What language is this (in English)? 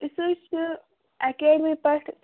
Kashmiri